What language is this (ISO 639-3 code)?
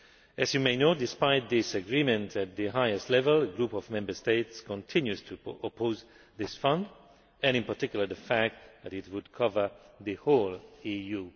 eng